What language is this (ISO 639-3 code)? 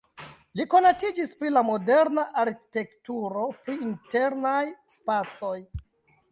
epo